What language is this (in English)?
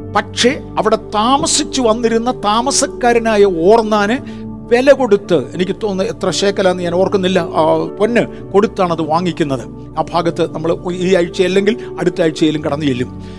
Malayalam